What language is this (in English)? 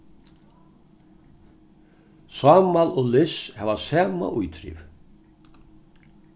Faroese